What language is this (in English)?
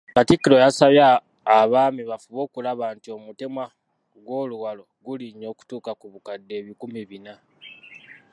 Ganda